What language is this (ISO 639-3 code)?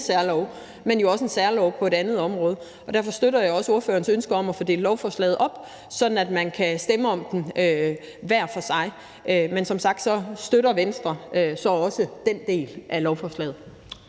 dan